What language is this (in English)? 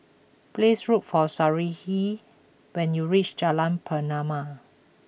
English